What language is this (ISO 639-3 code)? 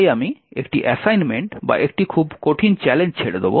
ben